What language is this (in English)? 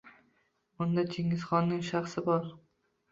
Uzbek